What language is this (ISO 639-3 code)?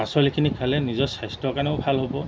asm